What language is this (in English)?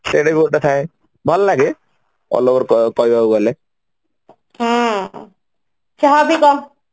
Odia